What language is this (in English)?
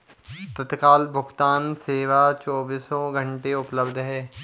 Hindi